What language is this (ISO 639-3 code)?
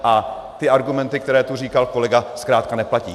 ces